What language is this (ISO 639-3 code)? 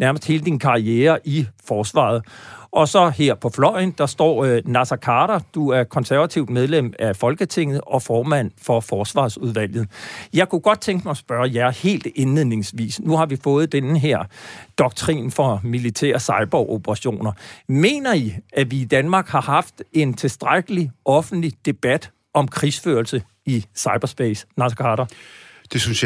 dan